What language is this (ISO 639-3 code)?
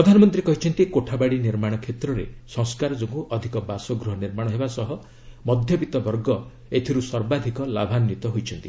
ori